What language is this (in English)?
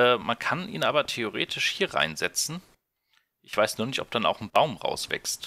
German